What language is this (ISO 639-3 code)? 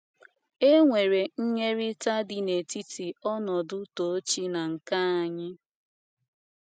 ibo